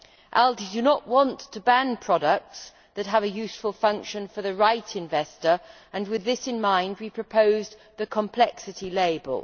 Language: English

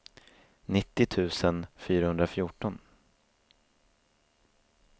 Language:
Swedish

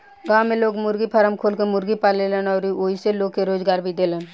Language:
Bhojpuri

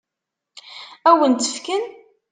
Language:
Kabyle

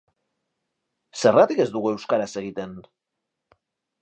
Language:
Basque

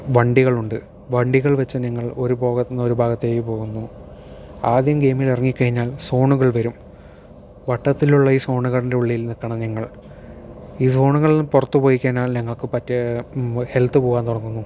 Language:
Malayalam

